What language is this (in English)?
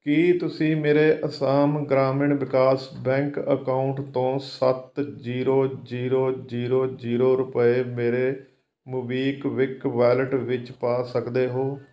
Punjabi